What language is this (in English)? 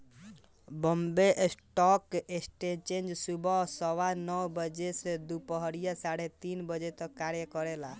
Bhojpuri